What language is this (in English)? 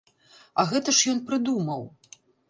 Belarusian